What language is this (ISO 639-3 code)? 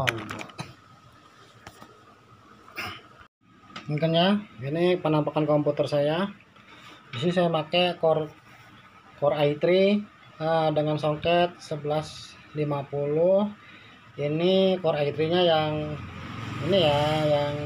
ind